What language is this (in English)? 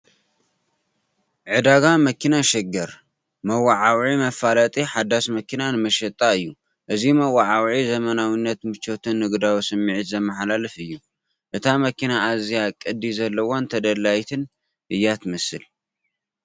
Tigrinya